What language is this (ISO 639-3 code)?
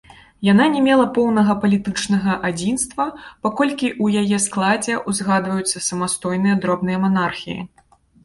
bel